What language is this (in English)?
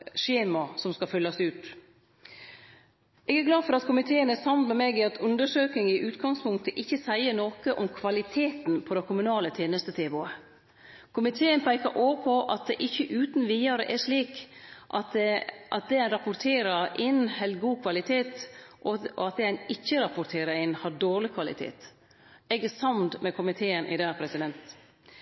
Norwegian Nynorsk